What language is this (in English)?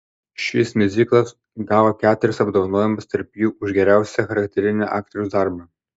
Lithuanian